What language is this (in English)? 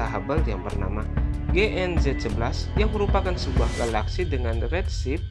Indonesian